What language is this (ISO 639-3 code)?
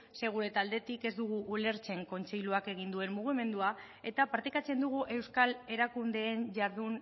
eus